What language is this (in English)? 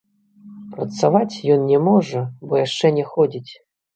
Belarusian